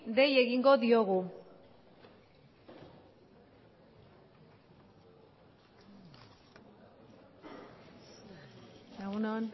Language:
Basque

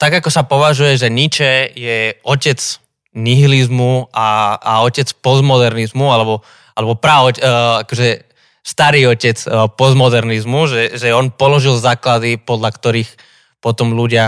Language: Slovak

